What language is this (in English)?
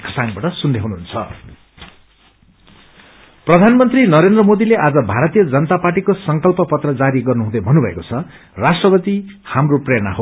Nepali